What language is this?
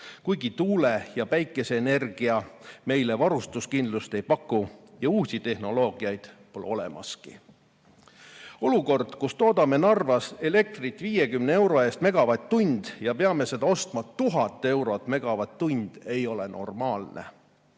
Estonian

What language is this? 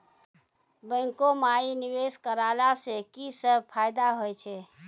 Maithili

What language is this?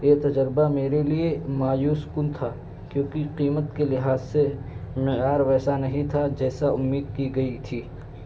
Urdu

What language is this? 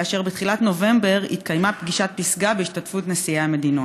Hebrew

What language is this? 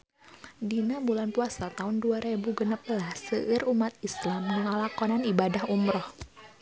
Sundanese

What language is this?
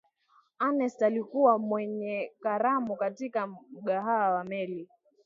Swahili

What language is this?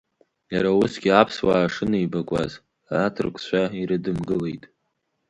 Abkhazian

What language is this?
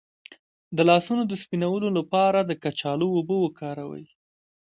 Pashto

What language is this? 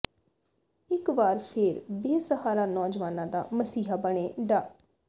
Punjabi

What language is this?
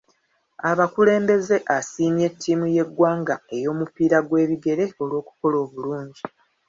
Ganda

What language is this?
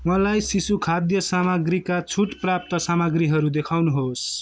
Nepali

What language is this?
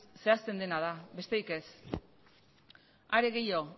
Basque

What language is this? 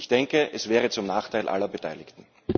German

